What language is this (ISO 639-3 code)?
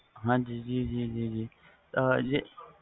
pan